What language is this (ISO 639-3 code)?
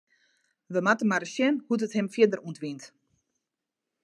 fry